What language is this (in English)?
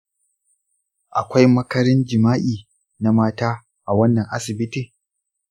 Hausa